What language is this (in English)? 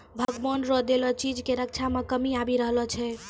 Maithili